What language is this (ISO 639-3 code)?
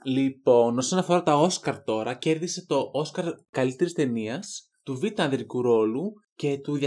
ell